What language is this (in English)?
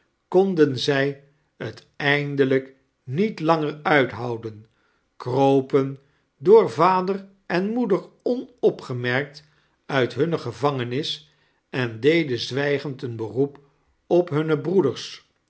Dutch